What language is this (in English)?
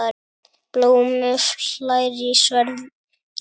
Icelandic